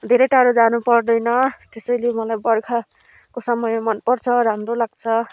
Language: Nepali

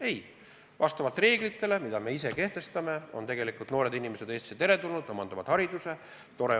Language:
Estonian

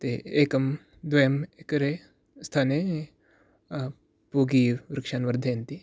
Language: Sanskrit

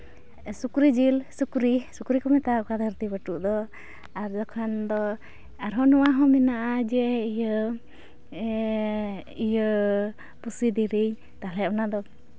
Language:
Santali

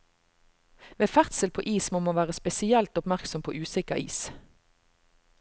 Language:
Norwegian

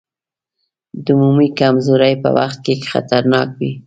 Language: Pashto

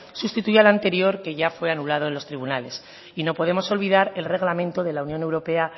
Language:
Spanish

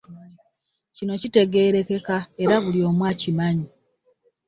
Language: Ganda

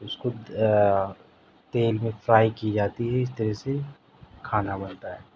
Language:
Urdu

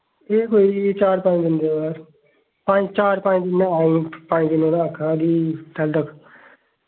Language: Dogri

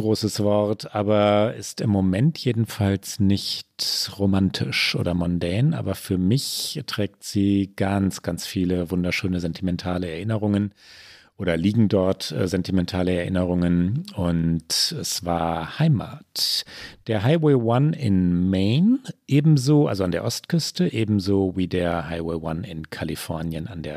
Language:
German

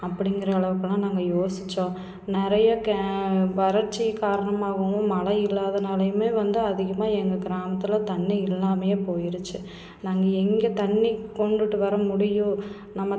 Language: Tamil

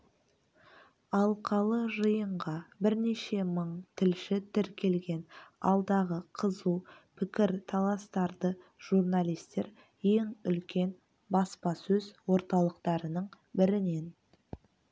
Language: Kazakh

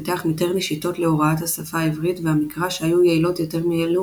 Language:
Hebrew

